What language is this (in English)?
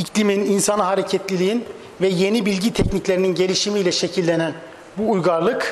Turkish